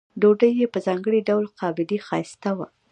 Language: Pashto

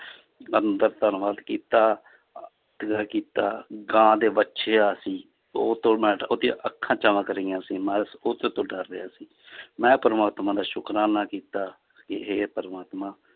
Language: Punjabi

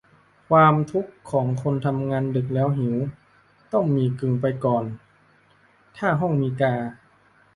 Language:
Thai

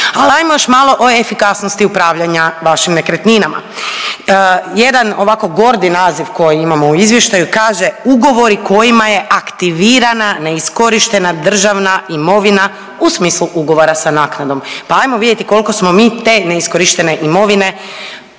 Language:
Croatian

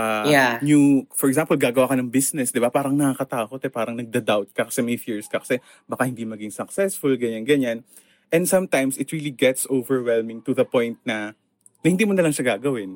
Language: Filipino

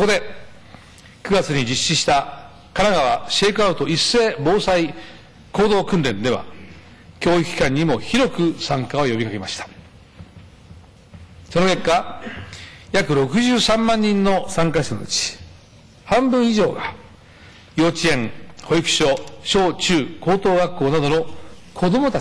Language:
Japanese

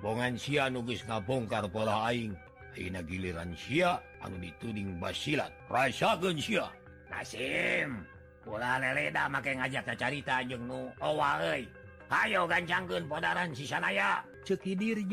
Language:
Indonesian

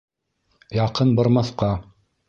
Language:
Bashkir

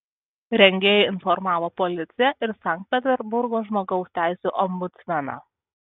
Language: Lithuanian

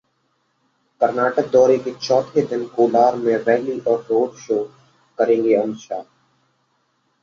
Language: Hindi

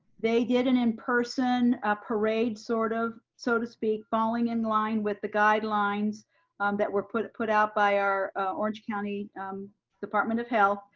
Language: English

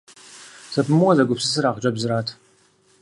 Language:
Kabardian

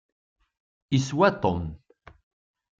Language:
Kabyle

